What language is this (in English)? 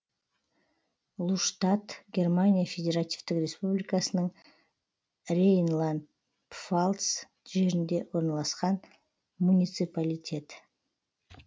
Kazakh